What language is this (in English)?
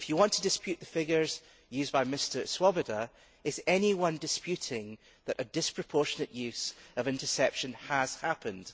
English